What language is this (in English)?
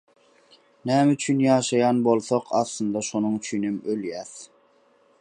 Turkmen